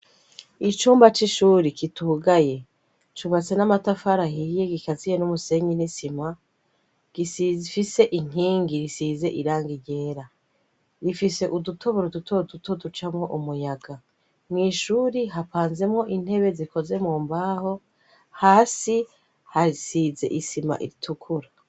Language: Rundi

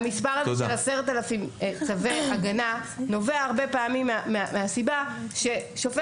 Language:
Hebrew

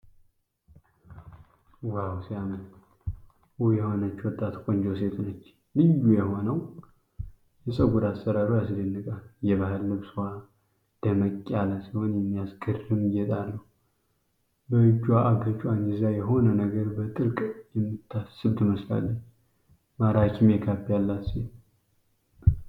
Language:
Amharic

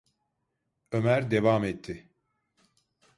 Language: Turkish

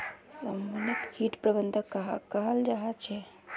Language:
Magahi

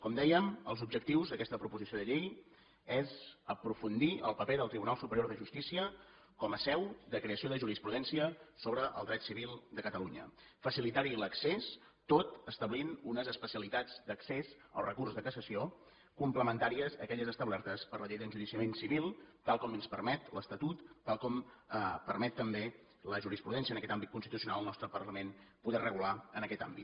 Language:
Catalan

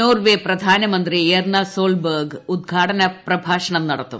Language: Malayalam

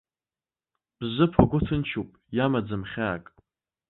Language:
Abkhazian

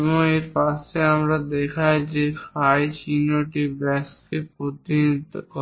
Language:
Bangla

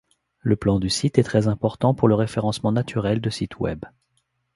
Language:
French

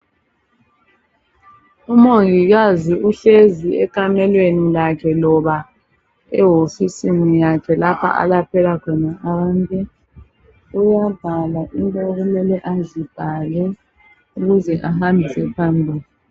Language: North Ndebele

